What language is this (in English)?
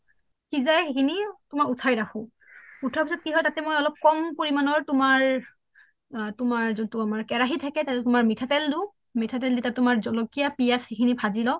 Assamese